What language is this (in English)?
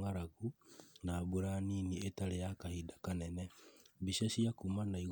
Kikuyu